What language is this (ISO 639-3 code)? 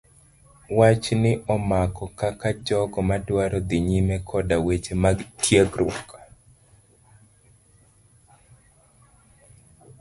luo